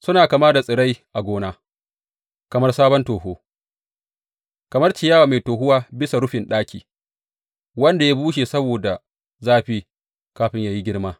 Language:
Hausa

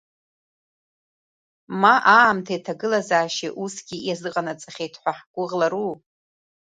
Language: Abkhazian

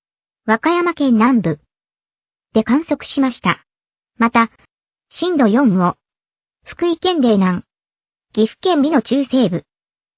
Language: Japanese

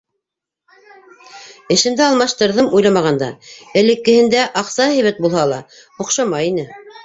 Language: Bashkir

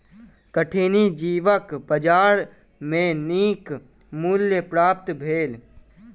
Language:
Maithili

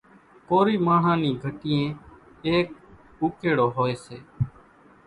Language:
Kachi Koli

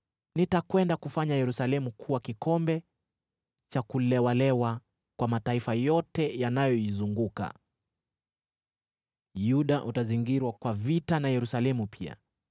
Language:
Swahili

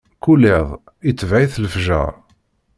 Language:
Kabyle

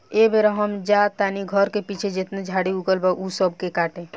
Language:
Bhojpuri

